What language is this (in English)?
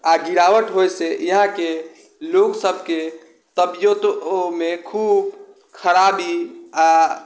Maithili